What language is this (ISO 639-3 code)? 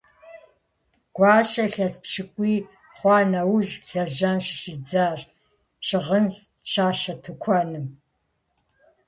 kbd